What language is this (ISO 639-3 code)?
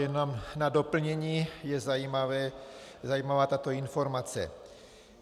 ces